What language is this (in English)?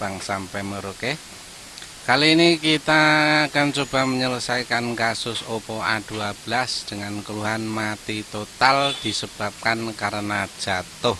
Indonesian